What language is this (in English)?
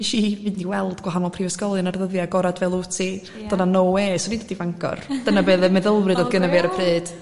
Welsh